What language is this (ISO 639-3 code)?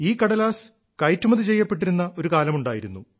mal